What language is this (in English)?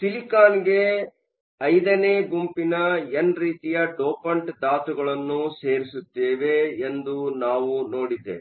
Kannada